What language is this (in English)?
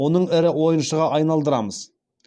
Kazakh